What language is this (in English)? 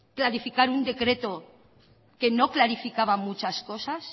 Spanish